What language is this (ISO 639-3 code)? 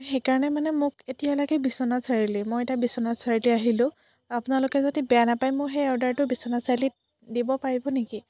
asm